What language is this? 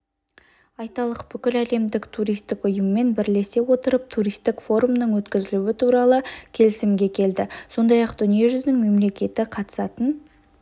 Kazakh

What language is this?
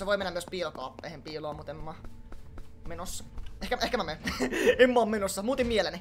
Finnish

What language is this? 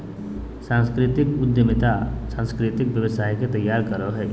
Magahi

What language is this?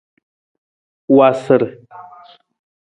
Nawdm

